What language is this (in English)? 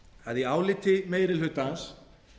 Icelandic